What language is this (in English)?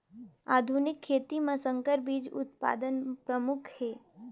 Chhattisgarhi